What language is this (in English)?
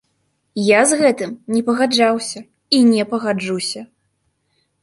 Belarusian